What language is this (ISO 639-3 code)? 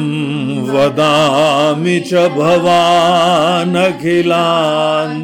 hin